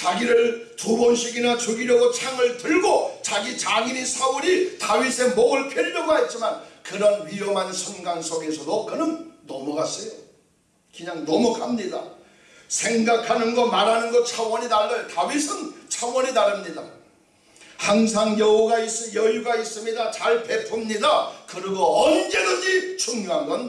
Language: Korean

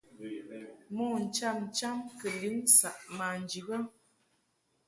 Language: Mungaka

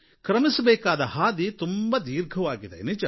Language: Kannada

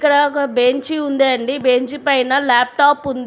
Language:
Telugu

